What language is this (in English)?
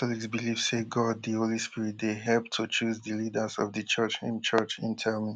Nigerian Pidgin